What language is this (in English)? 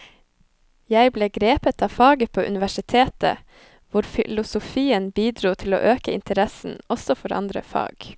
Norwegian